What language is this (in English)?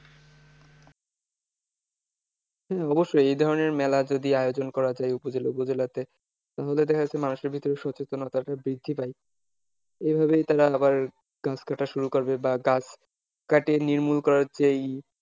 Bangla